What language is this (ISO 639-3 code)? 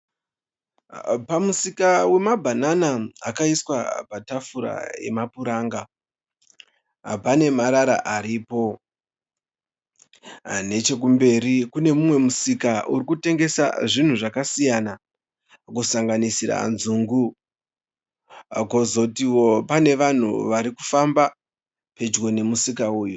sna